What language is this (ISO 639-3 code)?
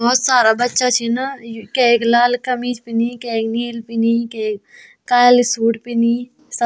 gbm